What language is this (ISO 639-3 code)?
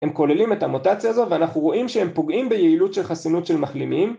heb